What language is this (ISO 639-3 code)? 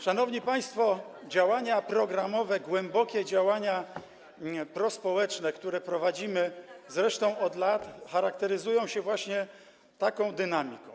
pol